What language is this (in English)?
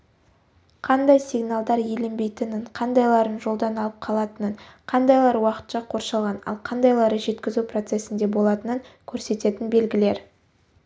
Kazakh